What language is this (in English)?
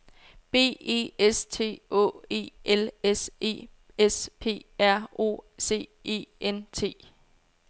Danish